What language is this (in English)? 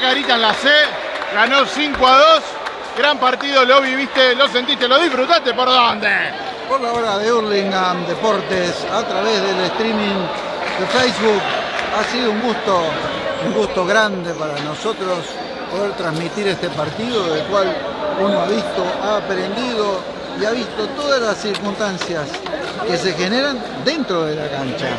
Spanish